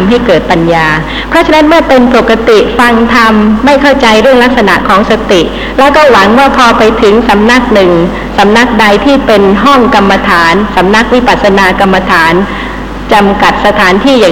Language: Thai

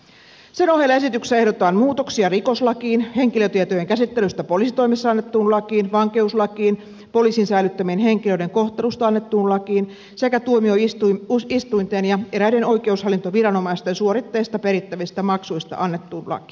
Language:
Finnish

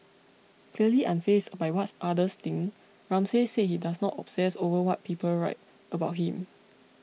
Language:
English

